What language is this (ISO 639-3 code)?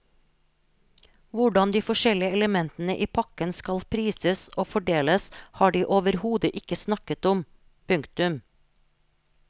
nor